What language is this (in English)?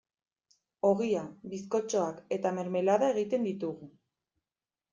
Basque